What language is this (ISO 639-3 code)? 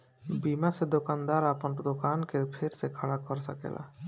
bho